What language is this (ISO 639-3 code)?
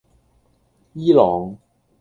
yue